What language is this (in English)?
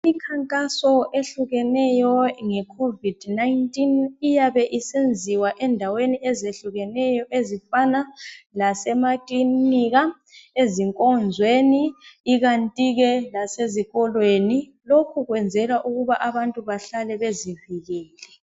North Ndebele